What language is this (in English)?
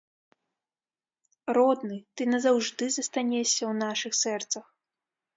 Belarusian